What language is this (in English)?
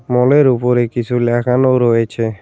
Bangla